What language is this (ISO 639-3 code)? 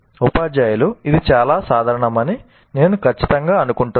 tel